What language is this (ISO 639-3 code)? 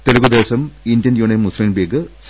mal